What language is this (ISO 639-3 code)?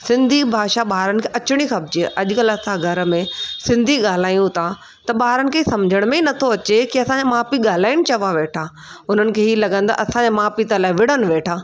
snd